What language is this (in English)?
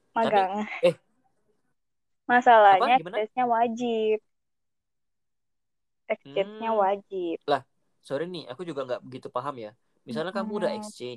Indonesian